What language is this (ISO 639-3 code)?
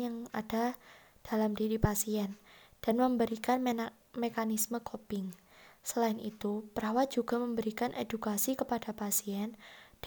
ind